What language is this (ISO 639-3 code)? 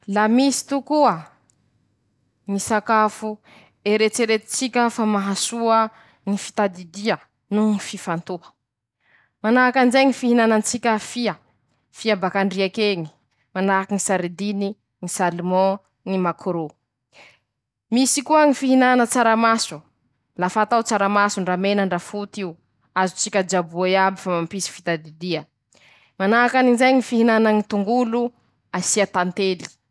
msh